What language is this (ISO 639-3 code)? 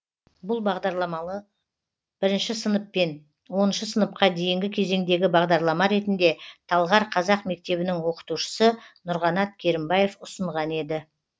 kaz